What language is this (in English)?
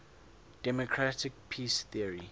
English